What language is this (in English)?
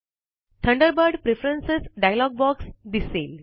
Marathi